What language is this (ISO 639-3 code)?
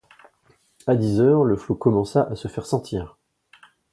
fra